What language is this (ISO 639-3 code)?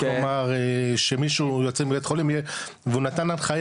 heb